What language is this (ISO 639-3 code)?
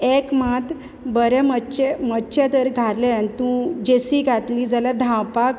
kok